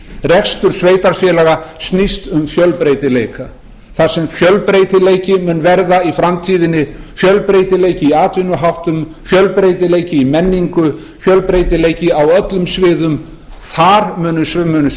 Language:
Icelandic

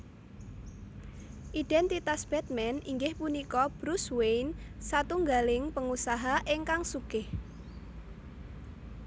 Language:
Javanese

